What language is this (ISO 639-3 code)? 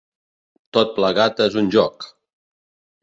cat